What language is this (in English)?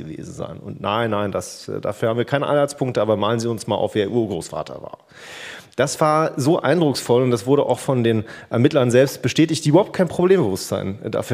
German